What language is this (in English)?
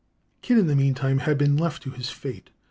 English